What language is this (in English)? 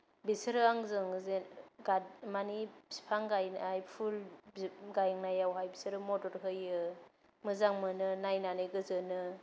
Bodo